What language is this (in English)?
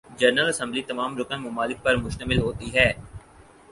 Urdu